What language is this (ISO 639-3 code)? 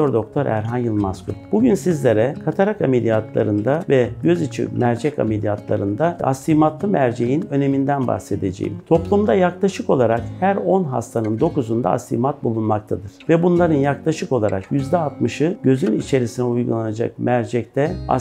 tur